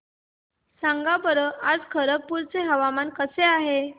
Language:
Marathi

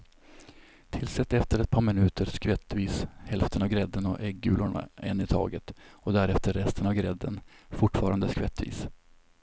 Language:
Swedish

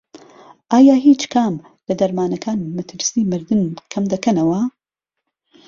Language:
Central Kurdish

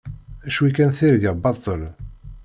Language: Kabyle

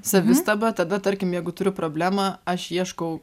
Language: Lithuanian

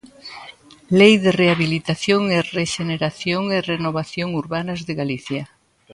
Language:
Galician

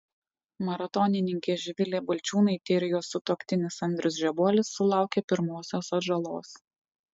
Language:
Lithuanian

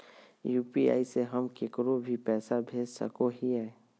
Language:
Magahi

